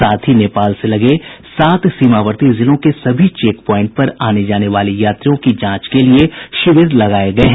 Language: Hindi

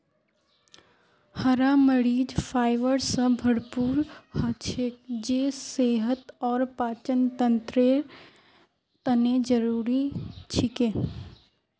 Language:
Magahi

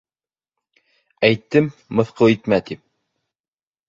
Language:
Bashkir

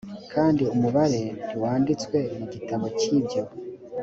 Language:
Kinyarwanda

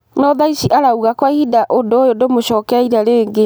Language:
Kikuyu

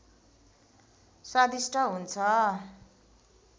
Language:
Nepali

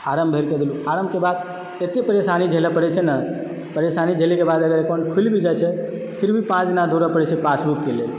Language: Maithili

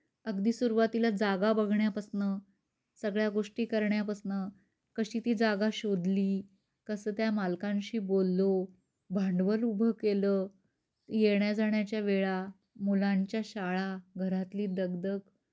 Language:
Marathi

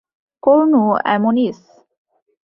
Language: Bangla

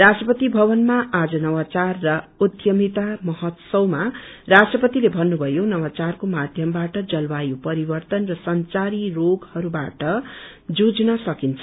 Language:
Nepali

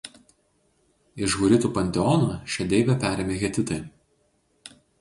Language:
Lithuanian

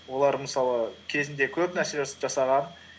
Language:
Kazakh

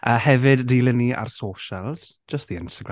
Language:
Welsh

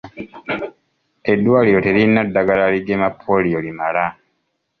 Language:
Ganda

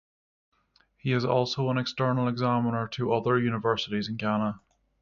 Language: English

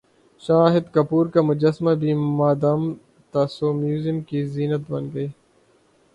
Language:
Urdu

